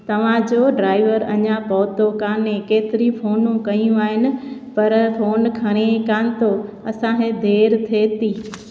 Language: Sindhi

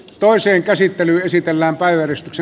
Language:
Finnish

